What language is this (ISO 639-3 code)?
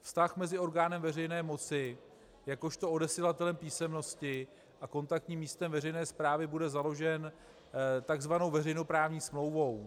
ces